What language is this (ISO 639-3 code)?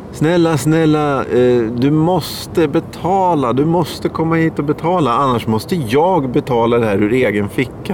swe